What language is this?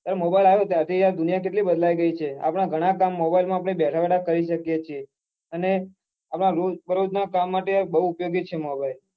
Gujarati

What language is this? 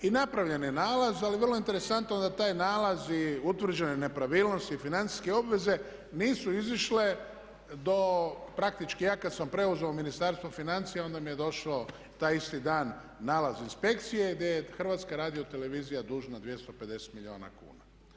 Croatian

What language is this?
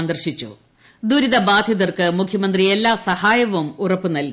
Malayalam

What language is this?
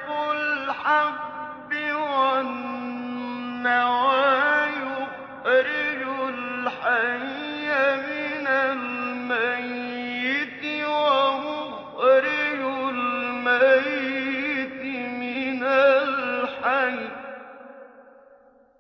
Arabic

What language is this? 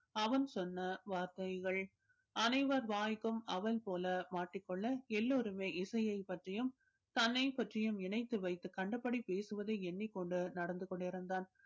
Tamil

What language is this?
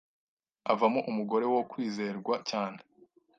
Kinyarwanda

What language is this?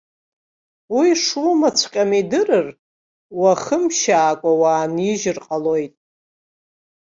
Abkhazian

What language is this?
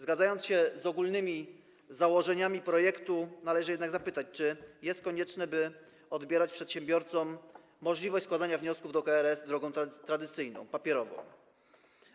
Polish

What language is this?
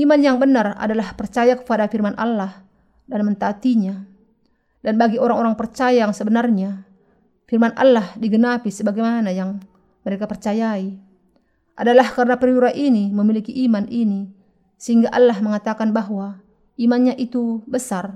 Indonesian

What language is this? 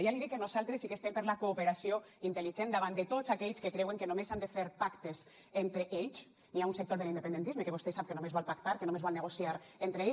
Catalan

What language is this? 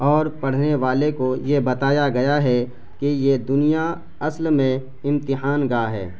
Urdu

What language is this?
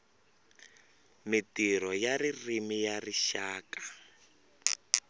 Tsonga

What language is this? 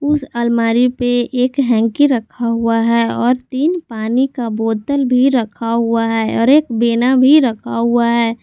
Hindi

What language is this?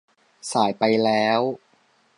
Thai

